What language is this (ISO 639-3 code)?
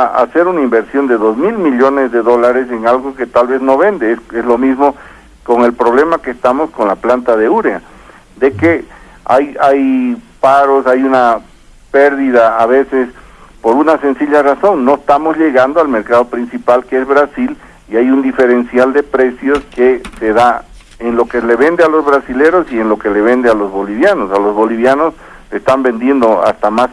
spa